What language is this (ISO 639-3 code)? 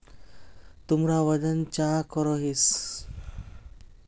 mag